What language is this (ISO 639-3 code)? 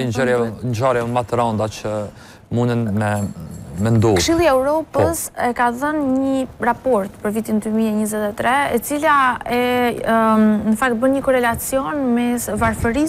ron